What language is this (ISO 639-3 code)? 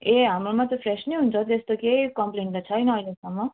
nep